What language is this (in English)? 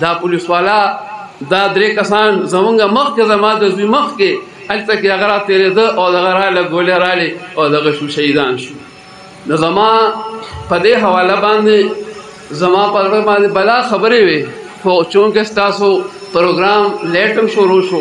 Romanian